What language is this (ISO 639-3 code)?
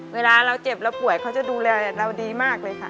tha